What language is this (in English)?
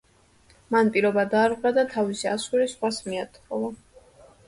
Georgian